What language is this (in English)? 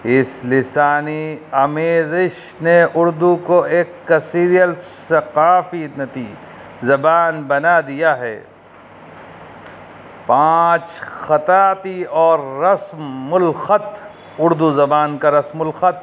Urdu